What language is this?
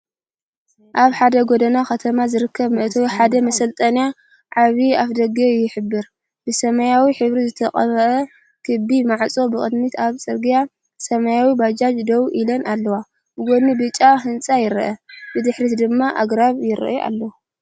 Tigrinya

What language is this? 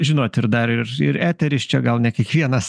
Lithuanian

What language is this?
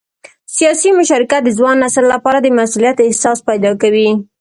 Pashto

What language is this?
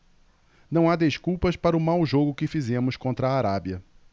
Portuguese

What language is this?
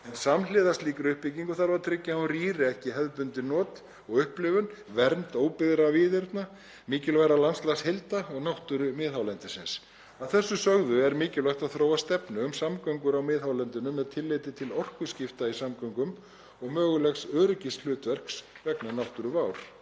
Icelandic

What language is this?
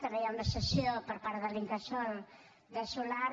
Catalan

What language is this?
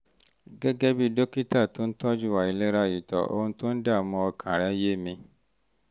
Yoruba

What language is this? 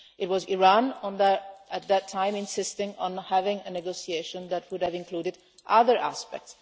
English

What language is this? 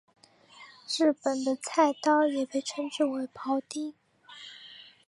Chinese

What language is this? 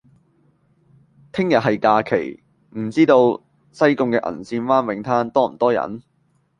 Cantonese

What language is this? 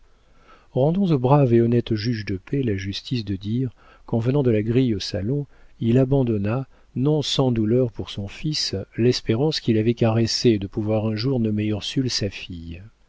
French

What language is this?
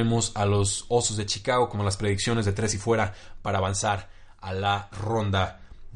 Spanish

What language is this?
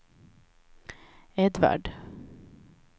Swedish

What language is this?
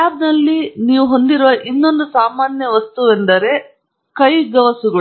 Kannada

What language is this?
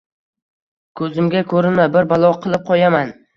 Uzbek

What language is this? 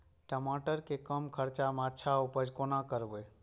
Maithili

